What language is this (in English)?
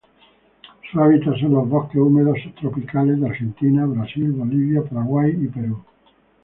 Spanish